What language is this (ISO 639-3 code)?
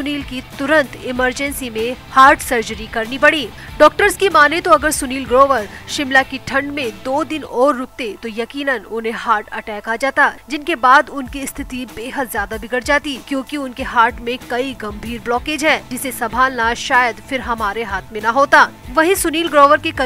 hin